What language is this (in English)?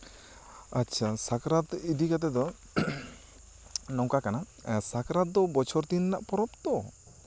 Santali